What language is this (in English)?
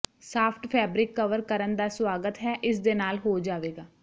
Punjabi